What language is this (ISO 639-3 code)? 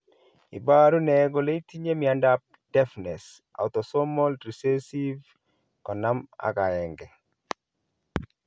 kln